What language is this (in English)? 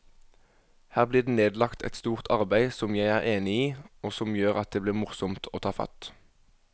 Norwegian